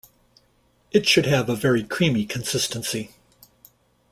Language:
English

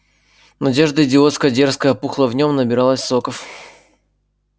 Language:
Russian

